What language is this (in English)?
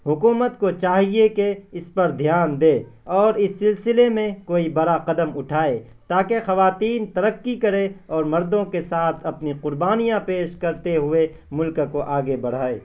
Urdu